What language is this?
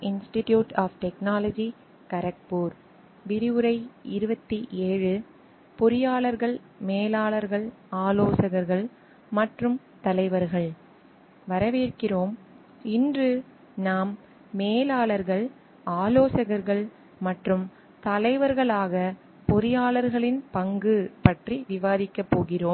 Tamil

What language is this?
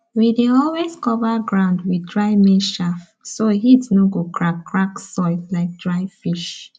Nigerian Pidgin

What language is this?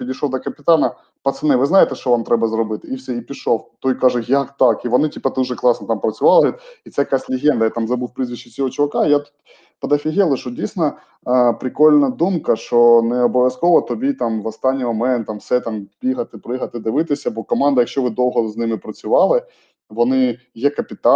Ukrainian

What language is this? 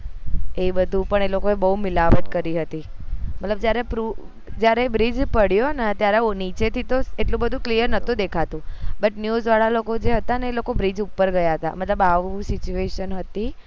Gujarati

